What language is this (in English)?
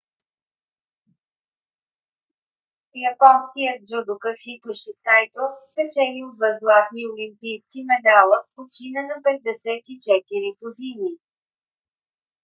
Bulgarian